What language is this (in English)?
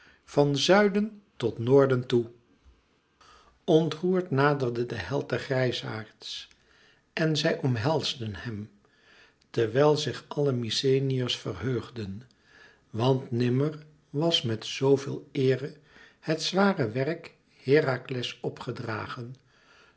Dutch